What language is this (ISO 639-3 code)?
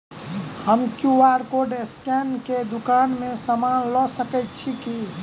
mai